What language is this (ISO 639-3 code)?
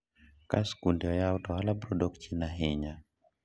luo